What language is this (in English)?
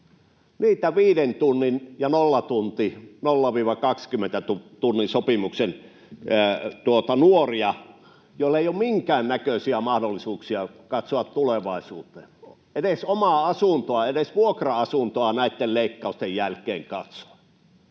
Finnish